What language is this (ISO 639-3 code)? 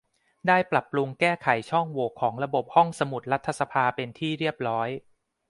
tha